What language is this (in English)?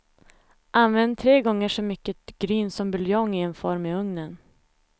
Swedish